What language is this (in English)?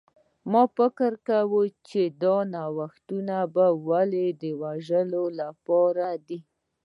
Pashto